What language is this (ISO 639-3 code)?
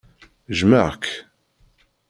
kab